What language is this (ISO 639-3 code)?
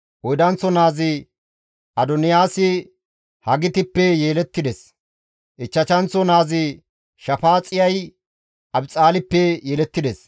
gmv